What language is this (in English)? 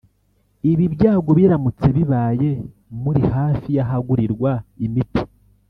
Kinyarwanda